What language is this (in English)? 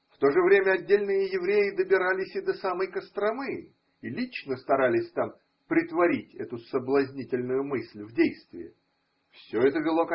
Russian